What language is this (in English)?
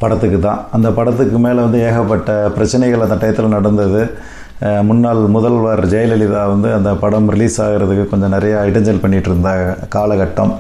Tamil